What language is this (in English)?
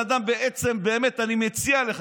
Hebrew